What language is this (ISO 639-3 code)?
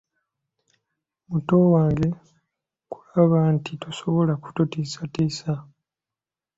lug